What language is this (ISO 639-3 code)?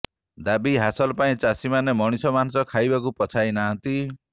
ori